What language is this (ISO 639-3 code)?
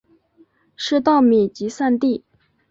zho